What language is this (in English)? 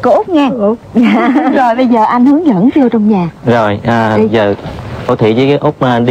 Vietnamese